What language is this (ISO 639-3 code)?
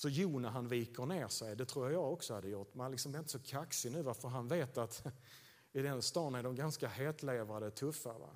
swe